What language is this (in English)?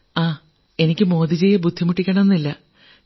Malayalam